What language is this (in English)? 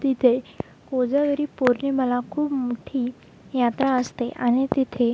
Marathi